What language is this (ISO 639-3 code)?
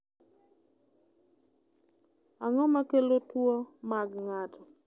luo